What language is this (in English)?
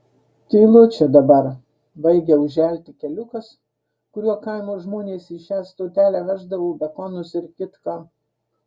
Lithuanian